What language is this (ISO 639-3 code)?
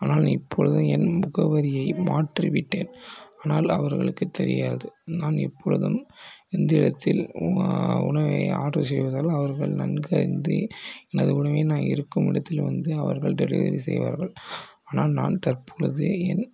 tam